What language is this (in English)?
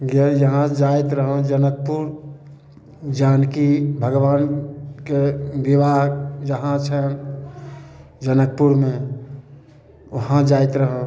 Maithili